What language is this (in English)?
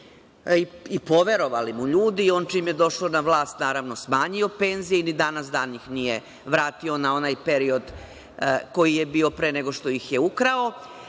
Serbian